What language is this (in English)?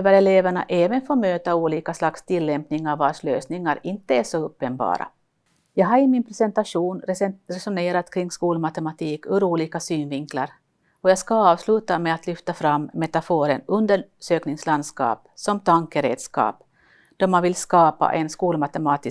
Swedish